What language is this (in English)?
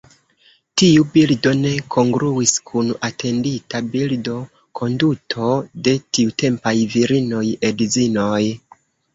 Esperanto